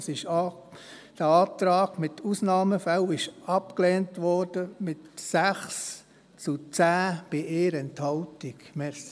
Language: Swiss German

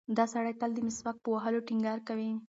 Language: Pashto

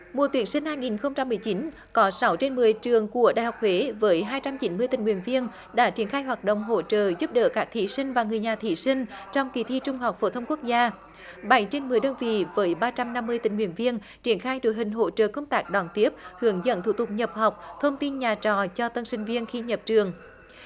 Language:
Vietnamese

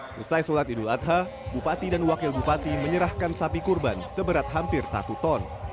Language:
Indonesian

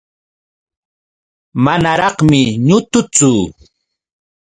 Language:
Yauyos Quechua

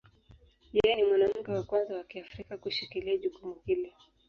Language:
Swahili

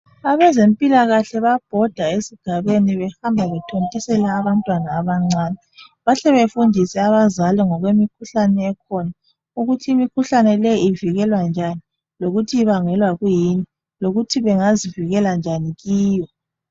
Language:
North Ndebele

